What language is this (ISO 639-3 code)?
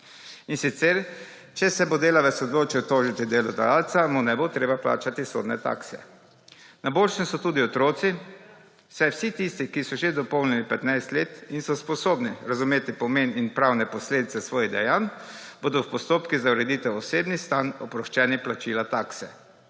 slv